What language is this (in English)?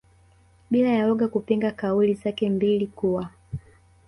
Swahili